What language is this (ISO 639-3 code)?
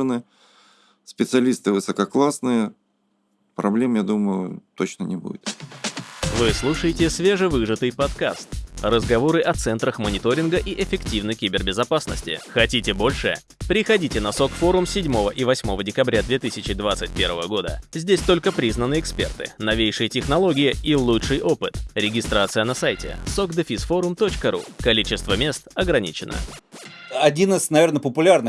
rus